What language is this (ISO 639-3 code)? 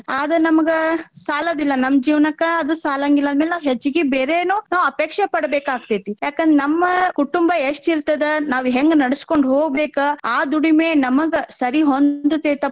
kan